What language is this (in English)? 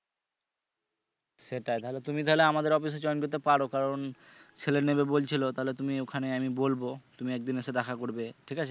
Bangla